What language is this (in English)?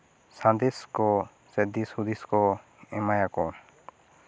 Santali